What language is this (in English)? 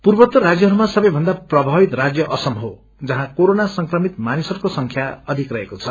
Nepali